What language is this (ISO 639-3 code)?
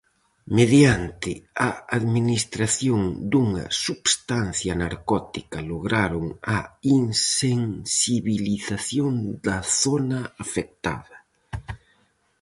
glg